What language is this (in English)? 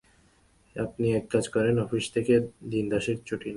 Bangla